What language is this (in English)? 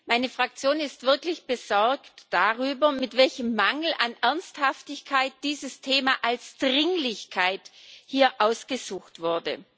German